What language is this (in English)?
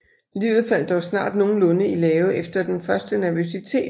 Danish